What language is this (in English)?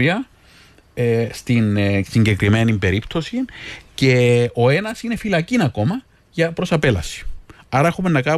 Greek